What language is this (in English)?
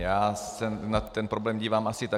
Czech